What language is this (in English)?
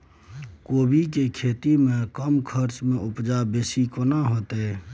Maithili